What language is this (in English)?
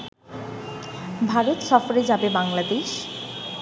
Bangla